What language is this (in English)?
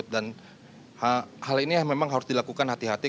Indonesian